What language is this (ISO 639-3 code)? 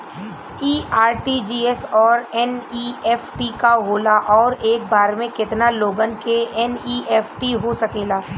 bho